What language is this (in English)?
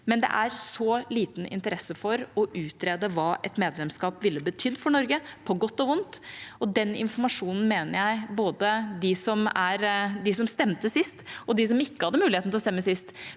Norwegian